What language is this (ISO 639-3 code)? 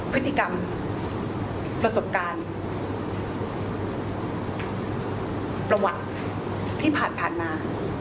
tha